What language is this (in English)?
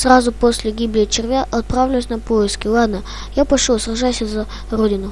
Russian